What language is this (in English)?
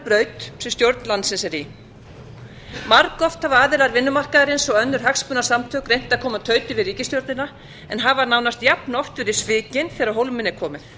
Icelandic